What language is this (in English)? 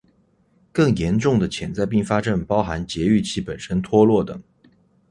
Chinese